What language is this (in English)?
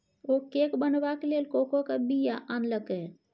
Maithili